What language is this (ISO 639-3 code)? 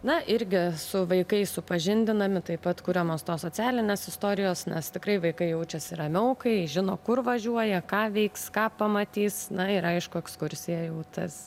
lit